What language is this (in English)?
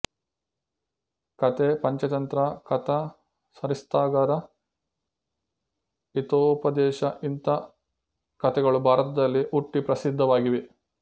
Kannada